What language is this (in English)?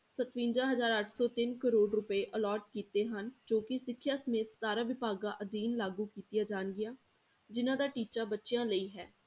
Punjabi